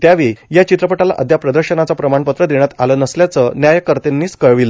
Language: Marathi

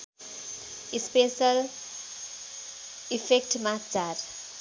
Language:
Nepali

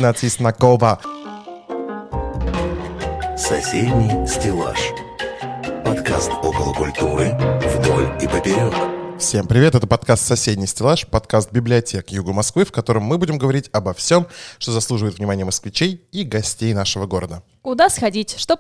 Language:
Russian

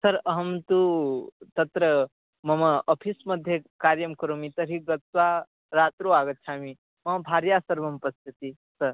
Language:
Sanskrit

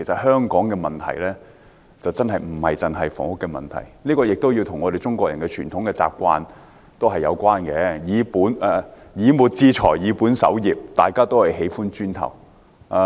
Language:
Cantonese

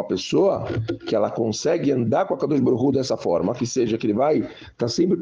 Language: Portuguese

